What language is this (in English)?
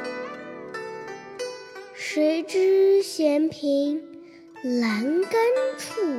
Chinese